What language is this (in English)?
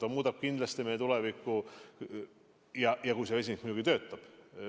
Estonian